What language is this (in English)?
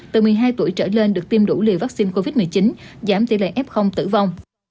Vietnamese